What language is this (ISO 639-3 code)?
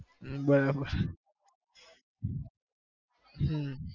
guj